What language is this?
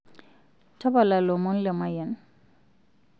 Masai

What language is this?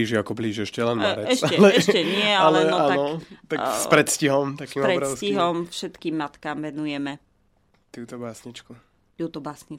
Slovak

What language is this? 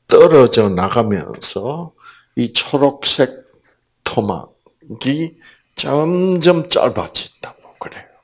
Korean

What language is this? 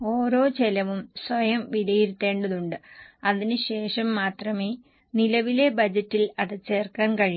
Malayalam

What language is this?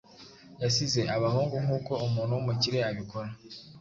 Kinyarwanda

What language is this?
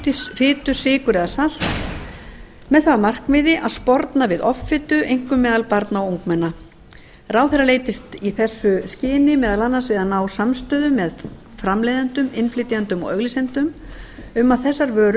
Icelandic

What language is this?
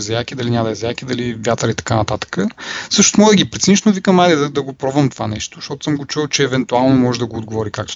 Bulgarian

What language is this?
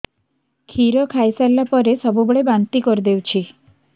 Odia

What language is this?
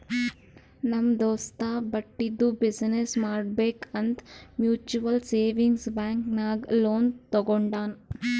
Kannada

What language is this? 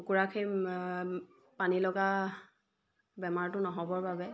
Assamese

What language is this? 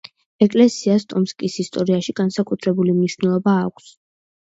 Georgian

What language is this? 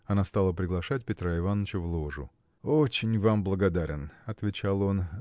Russian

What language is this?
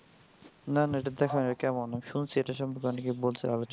Bangla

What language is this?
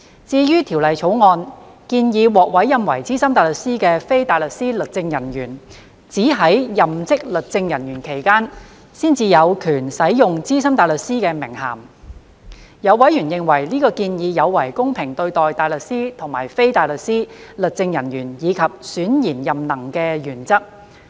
Cantonese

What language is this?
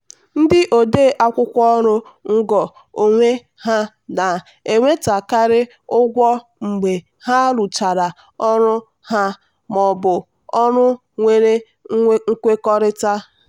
Igbo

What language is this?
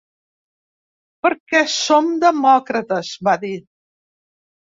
Catalan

